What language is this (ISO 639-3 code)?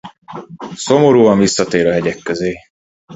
hun